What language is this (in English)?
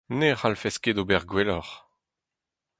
Breton